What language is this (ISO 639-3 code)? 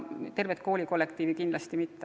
est